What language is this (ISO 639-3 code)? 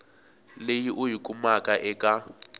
tso